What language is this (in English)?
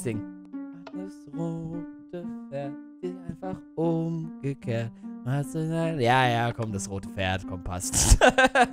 German